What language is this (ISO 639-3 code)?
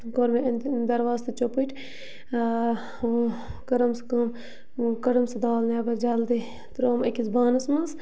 kas